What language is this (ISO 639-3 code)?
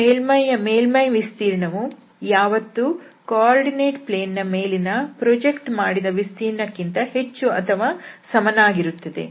kan